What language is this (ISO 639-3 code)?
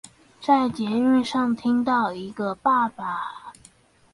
zho